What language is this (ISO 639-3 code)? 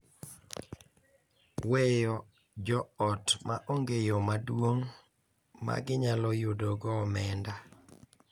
luo